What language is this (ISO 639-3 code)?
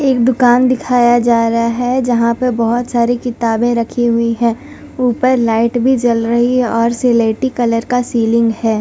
hin